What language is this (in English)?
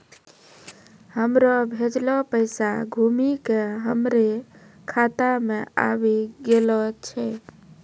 Maithili